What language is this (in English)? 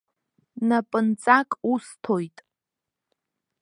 Abkhazian